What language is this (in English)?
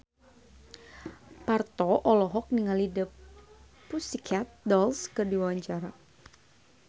Sundanese